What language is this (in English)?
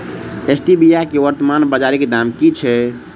Maithili